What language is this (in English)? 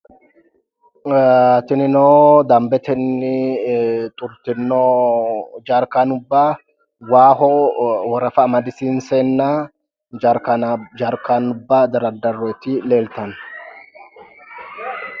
Sidamo